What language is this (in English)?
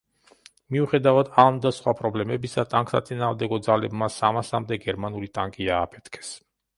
Georgian